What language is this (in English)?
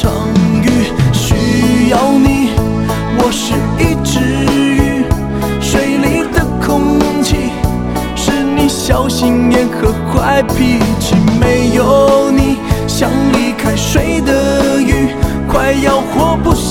Chinese